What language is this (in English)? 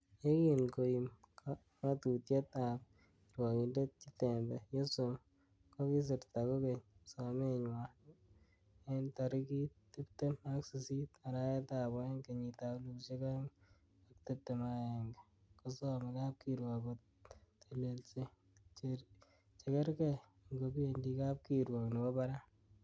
Kalenjin